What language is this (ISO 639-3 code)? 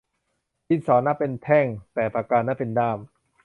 tha